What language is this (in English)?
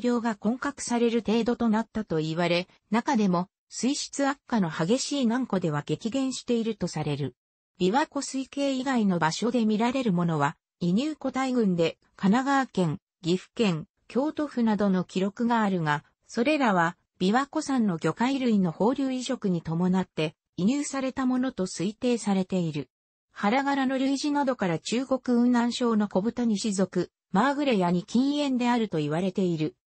Japanese